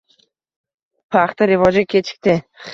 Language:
Uzbek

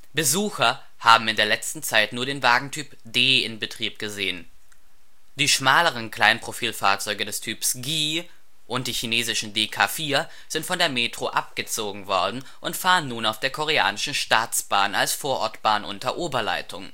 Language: German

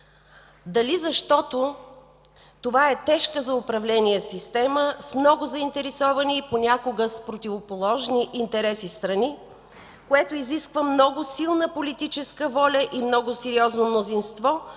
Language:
Bulgarian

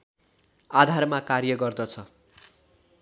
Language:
Nepali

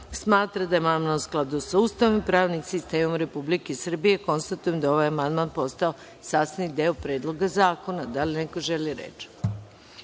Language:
Serbian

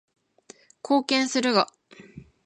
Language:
Japanese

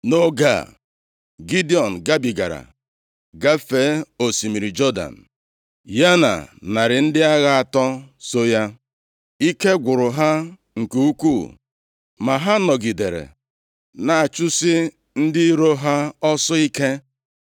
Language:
Igbo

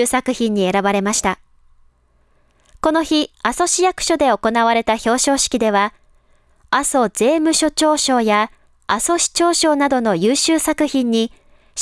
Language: Japanese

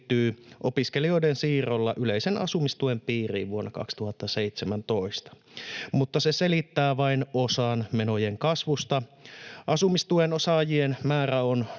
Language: Finnish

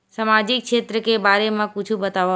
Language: Chhattisgarhi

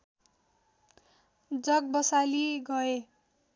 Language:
Nepali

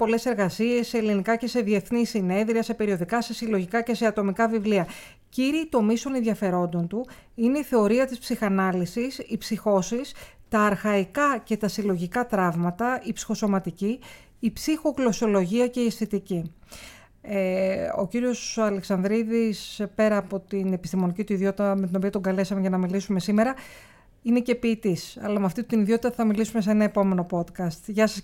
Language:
Greek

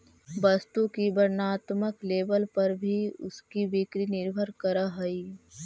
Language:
Magahi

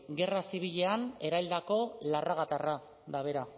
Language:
Basque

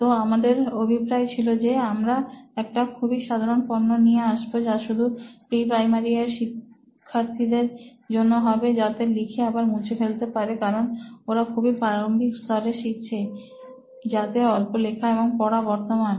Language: Bangla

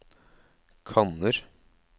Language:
Norwegian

